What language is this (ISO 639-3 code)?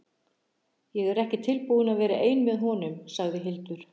isl